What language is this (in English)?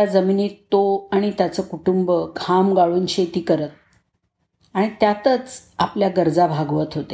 Marathi